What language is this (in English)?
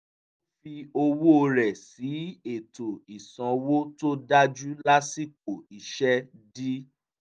Yoruba